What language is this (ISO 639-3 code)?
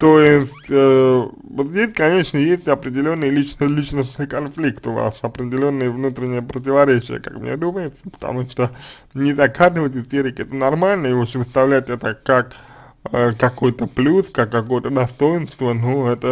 rus